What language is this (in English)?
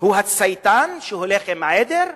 Hebrew